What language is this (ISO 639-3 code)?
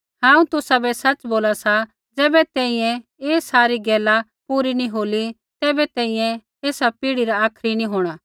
kfx